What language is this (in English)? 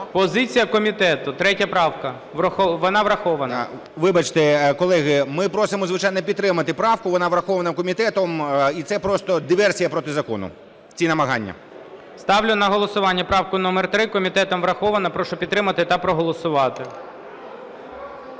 Ukrainian